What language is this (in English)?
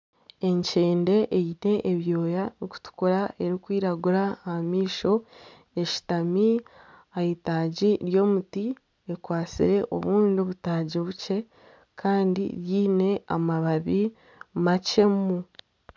Nyankole